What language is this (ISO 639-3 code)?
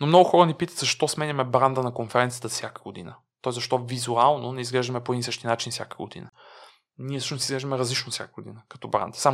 bul